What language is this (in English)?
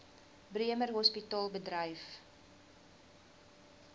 Afrikaans